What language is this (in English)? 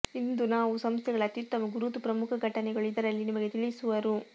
Kannada